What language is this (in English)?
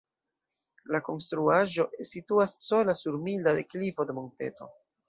Esperanto